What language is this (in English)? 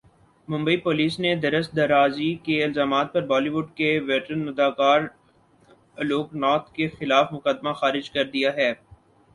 Urdu